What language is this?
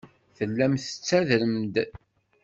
Kabyle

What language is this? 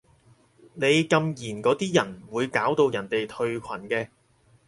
Cantonese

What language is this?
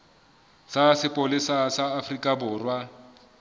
Southern Sotho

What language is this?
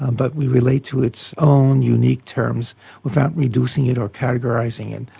English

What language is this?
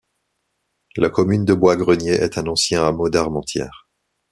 French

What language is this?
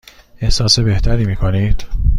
Persian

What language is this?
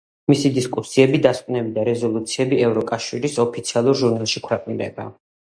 Georgian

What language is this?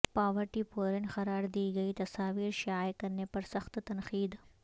Urdu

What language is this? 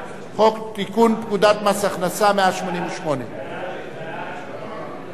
Hebrew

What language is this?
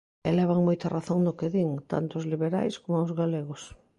Galician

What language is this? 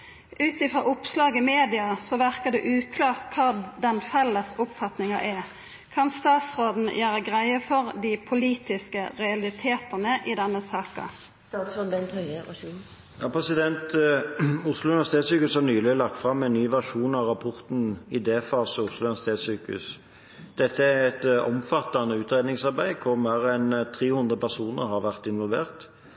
Norwegian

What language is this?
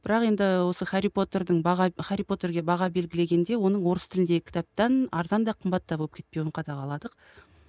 Kazakh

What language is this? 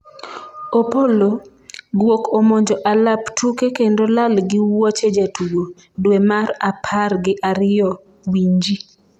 Luo (Kenya and Tanzania)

